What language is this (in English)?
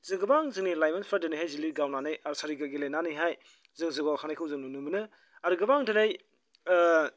Bodo